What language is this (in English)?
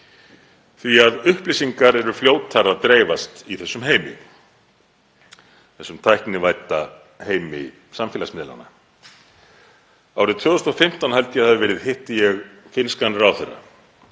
Icelandic